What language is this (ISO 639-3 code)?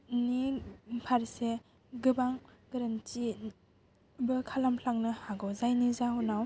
brx